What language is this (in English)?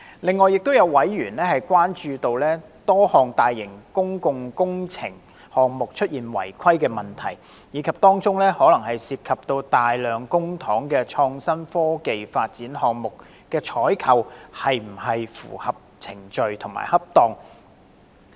Cantonese